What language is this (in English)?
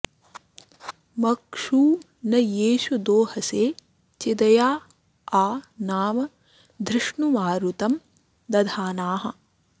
Sanskrit